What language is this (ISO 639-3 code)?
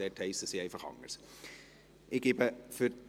gsw